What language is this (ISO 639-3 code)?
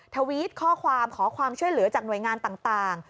tha